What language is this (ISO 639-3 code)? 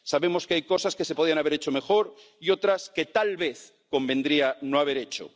spa